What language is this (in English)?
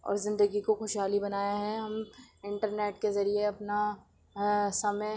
Urdu